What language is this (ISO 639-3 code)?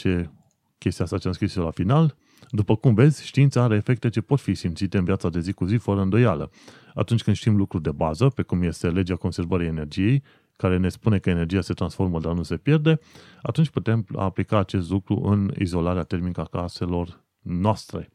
ron